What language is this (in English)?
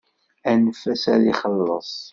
Kabyle